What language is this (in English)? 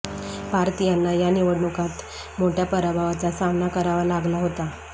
Marathi